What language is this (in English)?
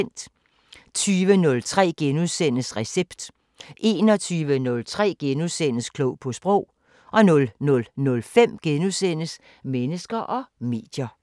Danish